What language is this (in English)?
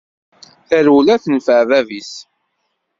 Kabyle